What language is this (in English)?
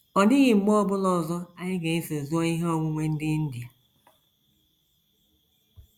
Igbo